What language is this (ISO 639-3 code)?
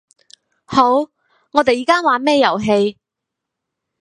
yue